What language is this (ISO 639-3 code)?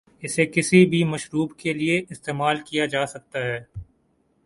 urd